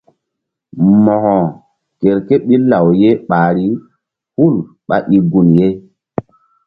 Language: Mbum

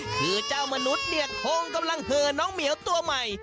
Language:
Thai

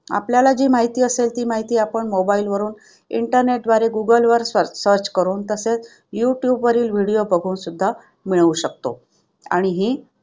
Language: Marathi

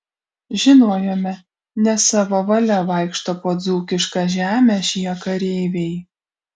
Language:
Lithuanian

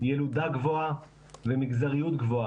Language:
Hebrew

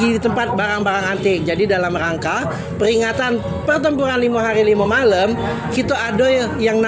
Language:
Indonesian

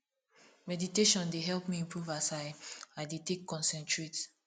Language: Nigerian Pidgin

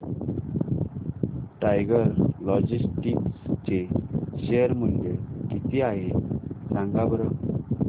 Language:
Marathi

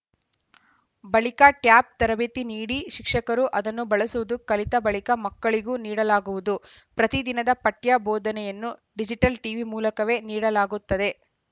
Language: Kannada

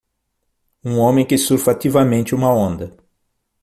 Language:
Portuguese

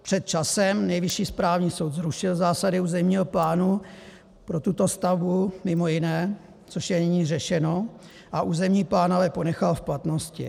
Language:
Czech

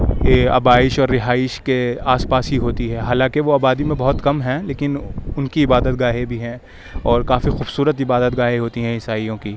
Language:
Urdu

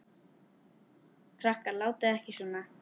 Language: Icelandic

